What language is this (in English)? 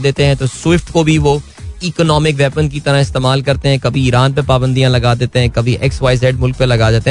Hindi